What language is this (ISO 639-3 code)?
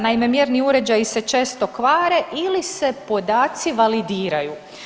hrv